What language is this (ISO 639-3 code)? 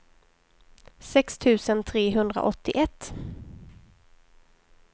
swe